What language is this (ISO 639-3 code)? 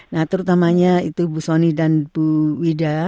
ind